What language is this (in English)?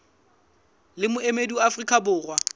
Southern Sotho